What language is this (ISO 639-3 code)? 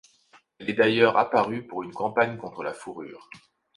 fra